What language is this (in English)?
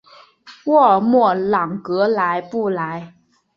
Chinese